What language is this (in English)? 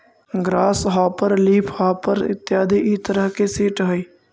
Magahi